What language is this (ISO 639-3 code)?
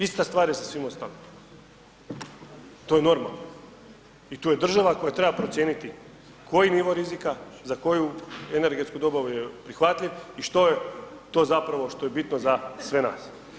hrv